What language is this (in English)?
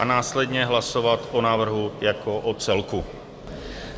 Czech